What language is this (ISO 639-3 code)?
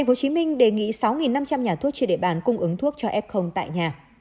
vie